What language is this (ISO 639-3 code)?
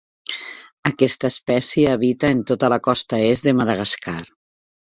cat